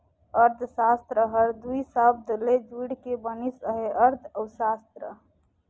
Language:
Chhattisgarhi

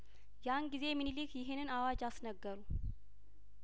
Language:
Amharic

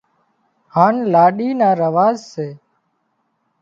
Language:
Wadiyara Koli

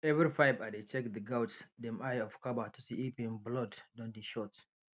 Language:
Nigerian Pidgin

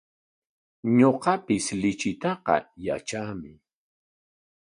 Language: Corongo Ancash Quechua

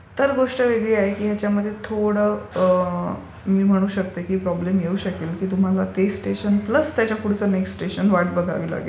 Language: Marathi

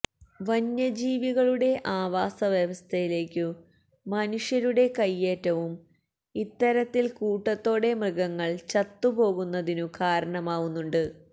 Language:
Malayalam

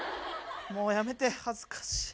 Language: Japanese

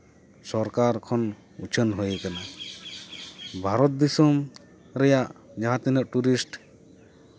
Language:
Santali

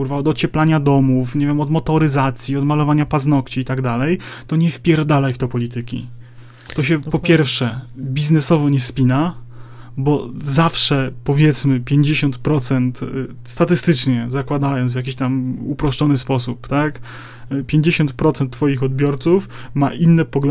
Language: Polish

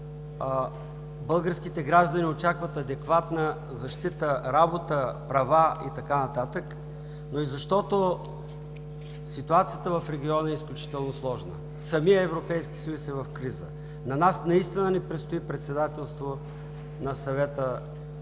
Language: Bulgarian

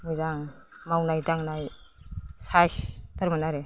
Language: Bodo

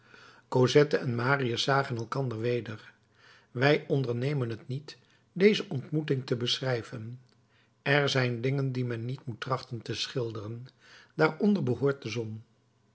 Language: Dutch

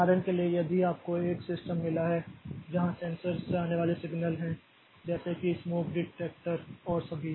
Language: Hindi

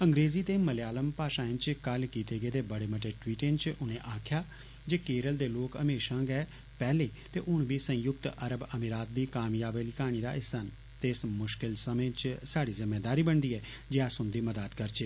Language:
Dogri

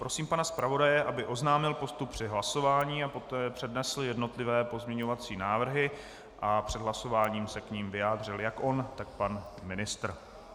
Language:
Czech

